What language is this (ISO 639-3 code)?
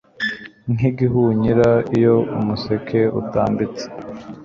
kin